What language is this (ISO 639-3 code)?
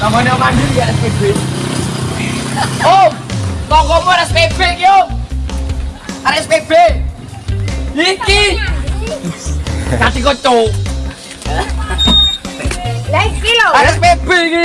ind